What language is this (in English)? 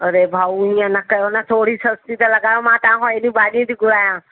Sindhi